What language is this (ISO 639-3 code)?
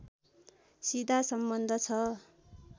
nep